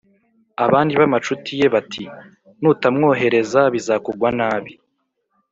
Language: Kinyarwanda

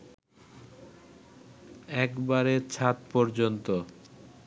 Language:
Bangla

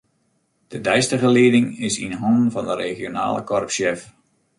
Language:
Western Frisian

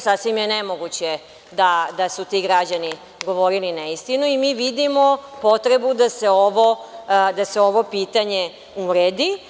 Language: Serbian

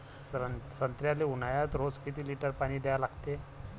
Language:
Marathi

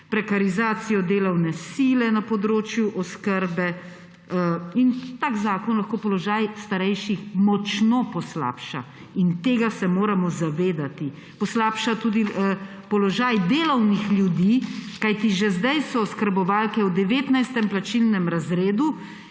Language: Slovenian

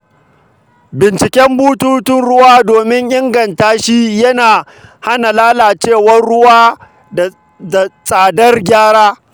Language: Hausa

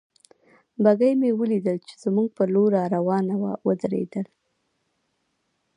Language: Pashto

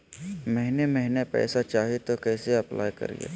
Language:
Magahi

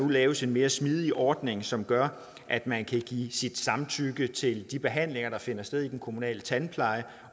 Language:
Danish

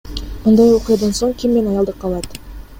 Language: Kyrgyz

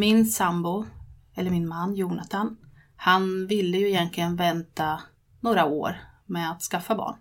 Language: Swedish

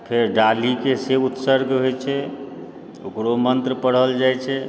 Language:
Maithili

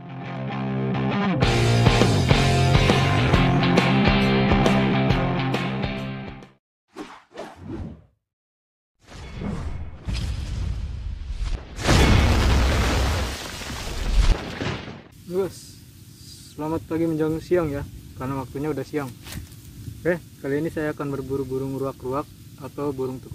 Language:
Indonesian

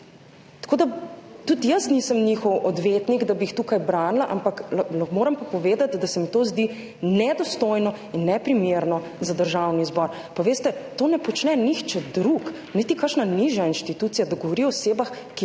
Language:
Slovenian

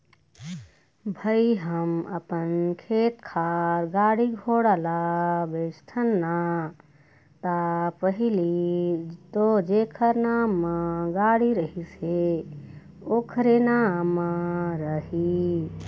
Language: Chhattisgarhi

